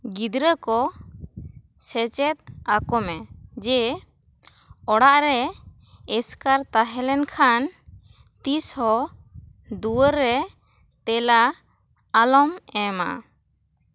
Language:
Santali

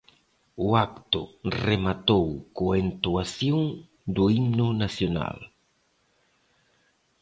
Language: Galician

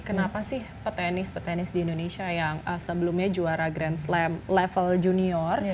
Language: Indonesian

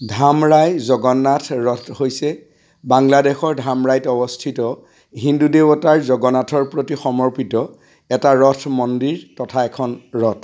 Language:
Assamese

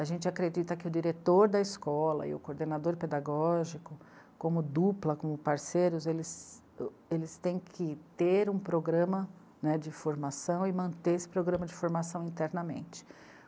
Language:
Portuguese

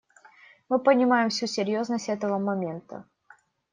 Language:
Russian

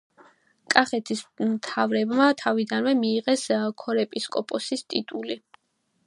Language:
Georgian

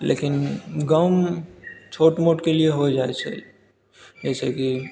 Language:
Maithili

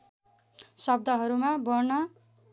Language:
Nepali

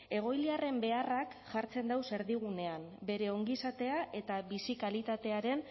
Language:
Basque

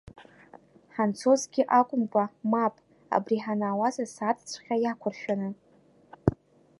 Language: Abkhazian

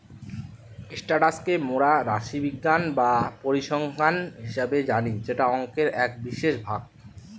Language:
Bangla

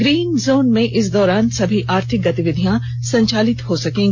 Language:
Hindi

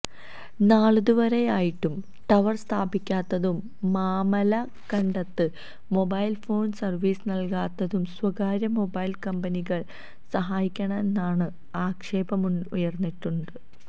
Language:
Malayalam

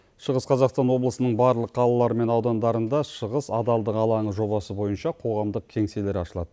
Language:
Kazakh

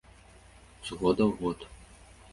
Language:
Belarusian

